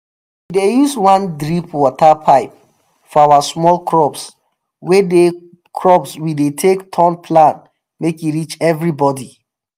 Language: Nigerian Pidgin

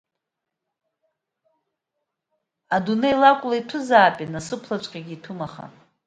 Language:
Abkhazian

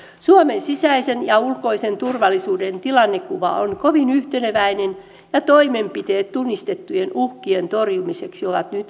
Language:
Finnish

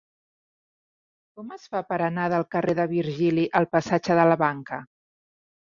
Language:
Catalan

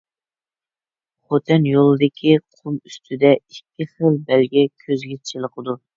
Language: Uyghur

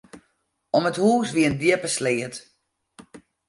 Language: Western Frisian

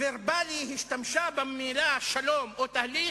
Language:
Hebrew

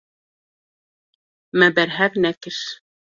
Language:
Kurdish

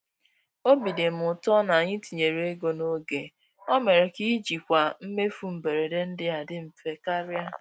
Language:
Igbo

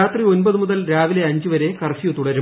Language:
Malayalam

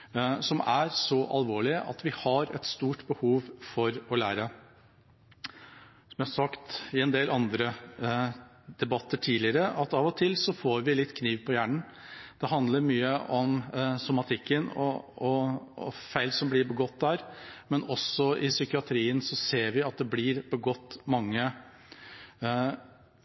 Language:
Norwegian Bokmål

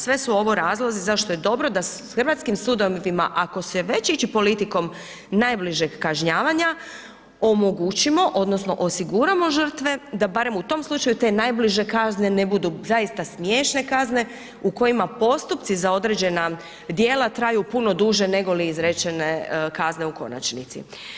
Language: Croatian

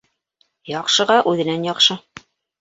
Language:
Bashkir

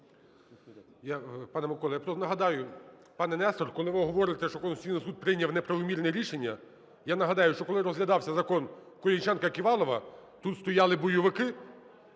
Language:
Ukrainian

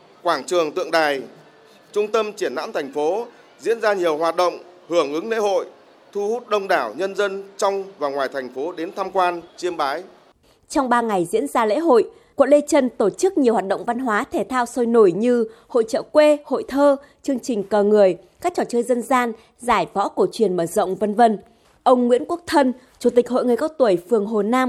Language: Vietnamese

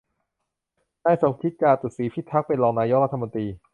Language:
Thai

